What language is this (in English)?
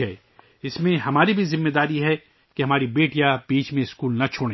Urdu